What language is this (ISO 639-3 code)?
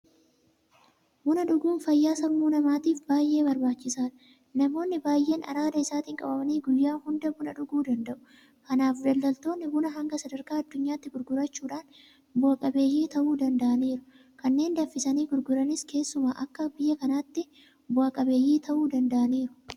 orm